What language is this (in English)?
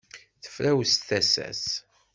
Kabyle